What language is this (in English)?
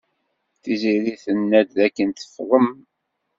Kabyle